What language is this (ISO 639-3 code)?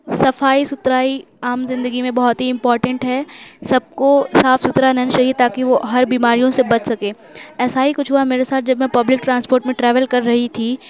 urd